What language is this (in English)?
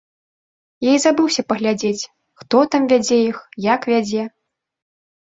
Belarusian